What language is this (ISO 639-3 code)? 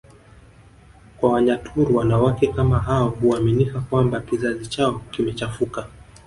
swa